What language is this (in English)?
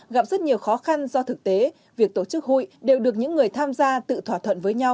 Vietnamese